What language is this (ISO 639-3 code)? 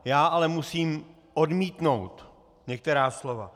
ces